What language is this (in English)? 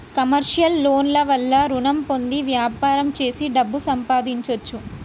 Telugu